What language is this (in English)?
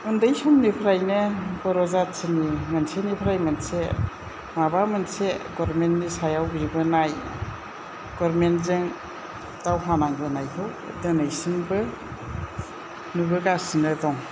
Bodo